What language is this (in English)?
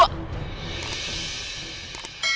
Indonesian